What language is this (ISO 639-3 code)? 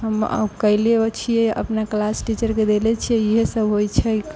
mai